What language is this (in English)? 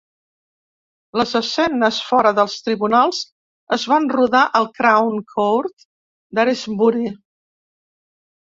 Catalan